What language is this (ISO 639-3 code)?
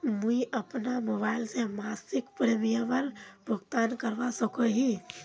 mag